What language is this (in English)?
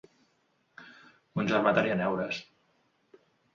Catalan